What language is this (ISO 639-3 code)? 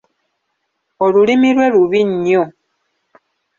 lug